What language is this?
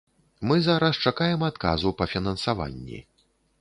Belarusian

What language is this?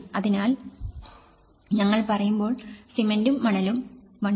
Malayalam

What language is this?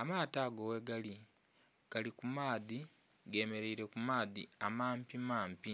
Soga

